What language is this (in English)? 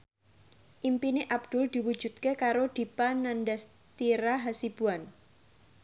Javanese